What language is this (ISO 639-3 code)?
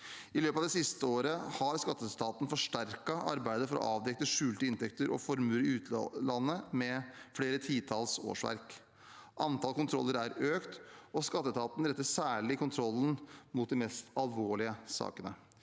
nor